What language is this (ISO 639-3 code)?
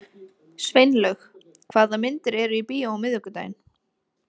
isl